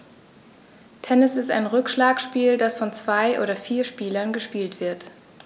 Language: German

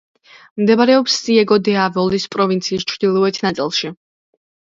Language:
Georgian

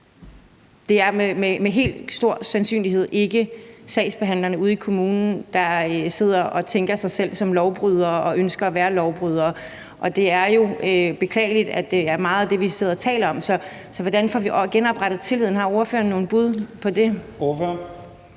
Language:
Danish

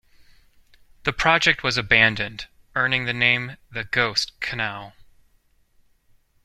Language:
English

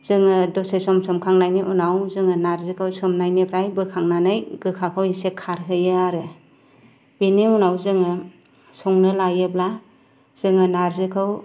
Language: Bodo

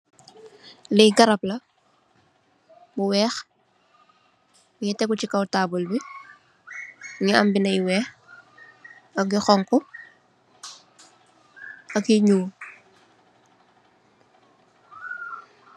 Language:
Wolof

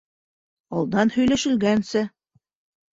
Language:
Bashkir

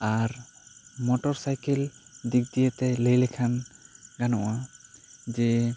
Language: Santali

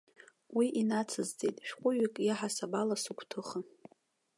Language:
Abkhazian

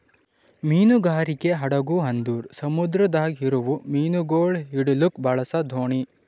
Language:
Kannada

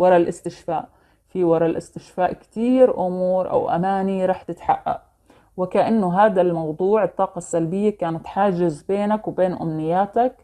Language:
Arabic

